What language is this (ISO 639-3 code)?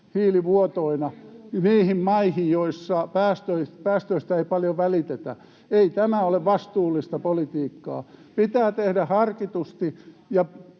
fin